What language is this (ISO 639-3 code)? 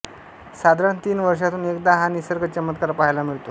mar